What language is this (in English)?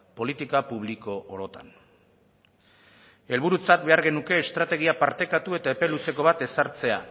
Basque